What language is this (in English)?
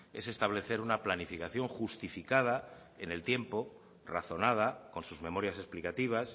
Spanish